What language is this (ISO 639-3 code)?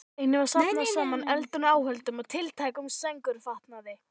isl